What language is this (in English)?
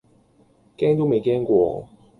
Cantonese